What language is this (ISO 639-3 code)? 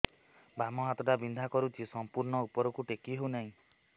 ori